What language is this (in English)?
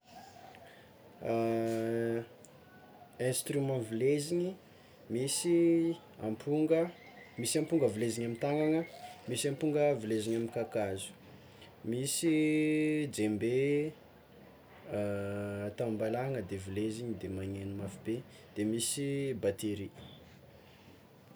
Tsimihety Malagasy